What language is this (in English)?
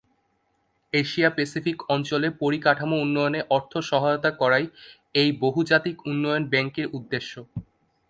Bangla